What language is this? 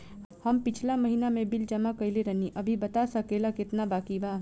Bhojpuri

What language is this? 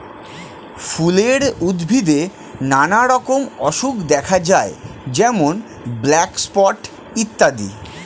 Bangla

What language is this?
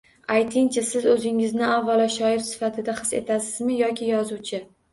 Uzbek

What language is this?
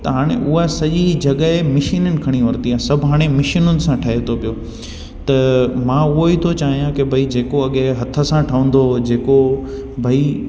Sindhi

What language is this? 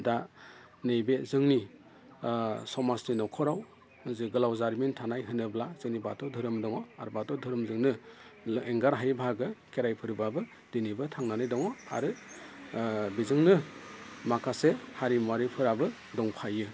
Bodo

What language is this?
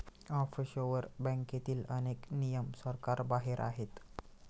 Marathi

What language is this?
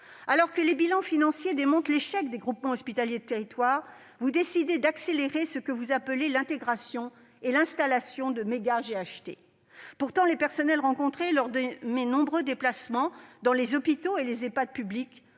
French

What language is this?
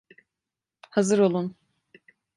Turkish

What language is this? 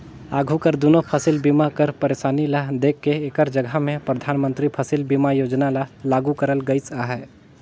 Chhattisgarhi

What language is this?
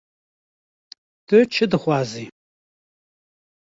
Kurdish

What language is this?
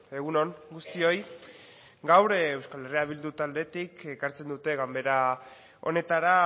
Basque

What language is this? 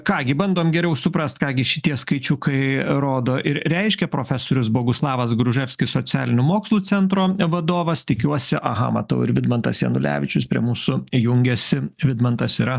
Lithuanian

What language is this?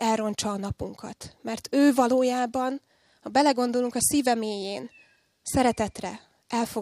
Hungarian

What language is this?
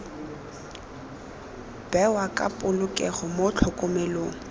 Tswana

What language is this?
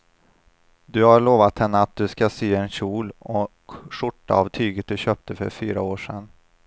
Swedish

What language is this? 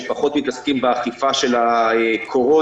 Hebrew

